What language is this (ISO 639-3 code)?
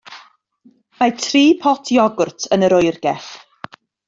cym